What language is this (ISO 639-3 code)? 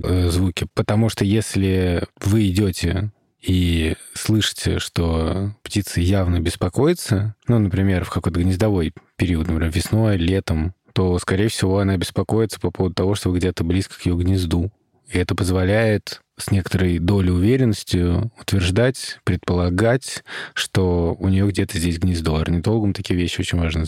rus